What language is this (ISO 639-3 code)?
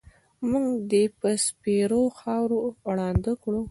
pus